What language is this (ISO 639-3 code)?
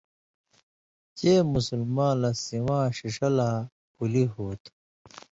mvy